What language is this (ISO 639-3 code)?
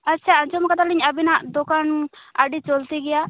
sat